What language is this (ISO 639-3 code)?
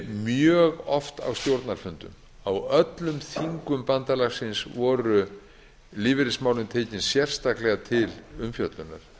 isl